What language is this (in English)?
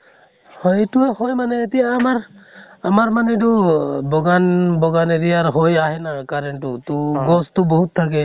Assamese